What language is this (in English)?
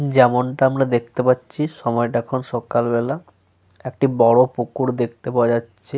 Bangla